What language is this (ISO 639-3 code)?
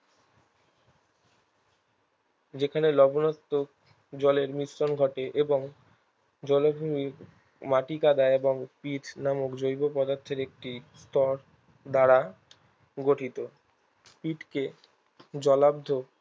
ben